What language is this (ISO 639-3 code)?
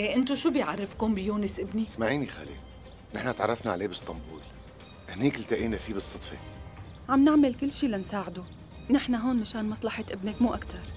ara